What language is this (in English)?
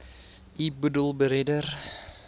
Afrikaans